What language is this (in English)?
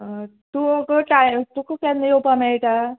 Konkani